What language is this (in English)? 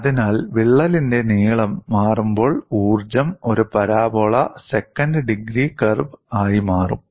Malayalam